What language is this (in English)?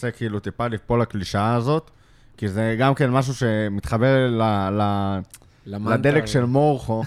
Hebrew